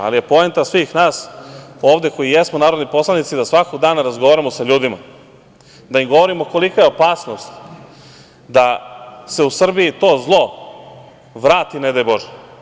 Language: Serbian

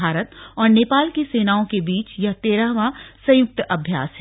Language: Hindi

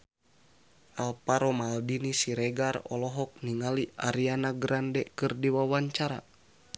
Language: Sundanese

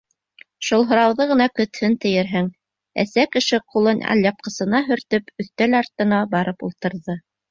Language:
Bashkir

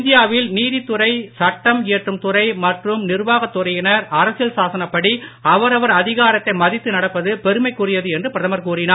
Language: Tamil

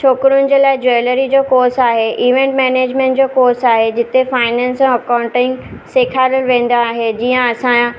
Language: Sindhi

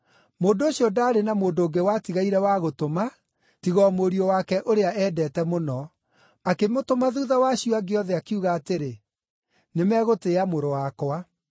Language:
Kikuyu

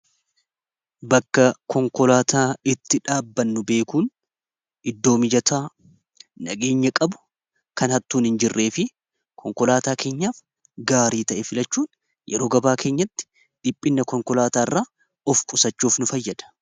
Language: Oromo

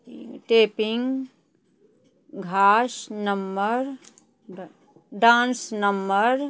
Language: Maithili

